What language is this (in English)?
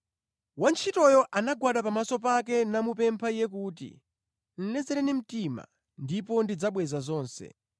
Nyanja